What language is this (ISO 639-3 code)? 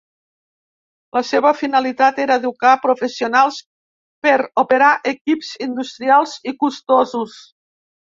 cat